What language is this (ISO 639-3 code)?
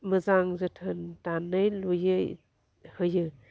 brx